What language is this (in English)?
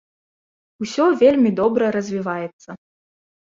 Belarusian